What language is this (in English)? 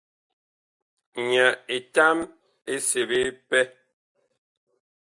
Bakoko